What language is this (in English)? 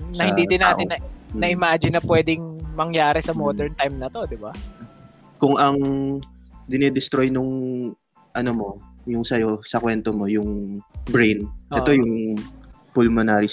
Filipino